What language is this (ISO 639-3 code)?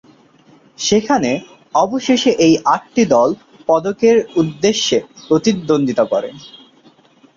ben